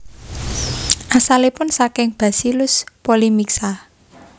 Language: Javanese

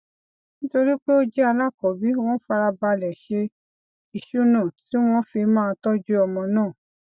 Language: Yoruba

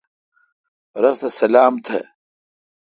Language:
Kalkoti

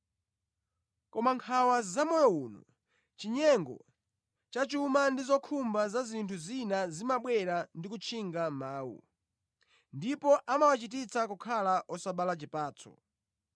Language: Nyanja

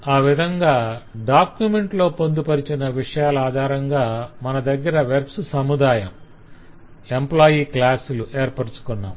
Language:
Telugu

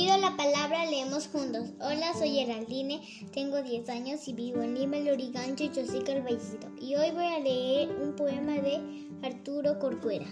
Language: Spanish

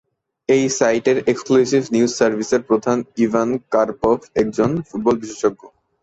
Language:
Bangla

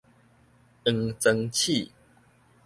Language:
Min Nan Chinese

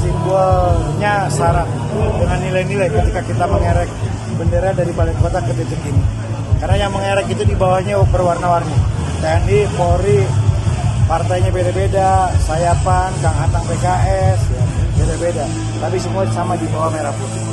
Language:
Indonesian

